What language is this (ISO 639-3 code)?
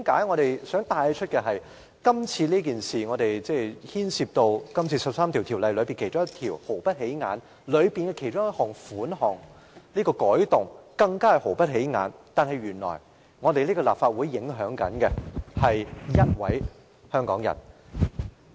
yue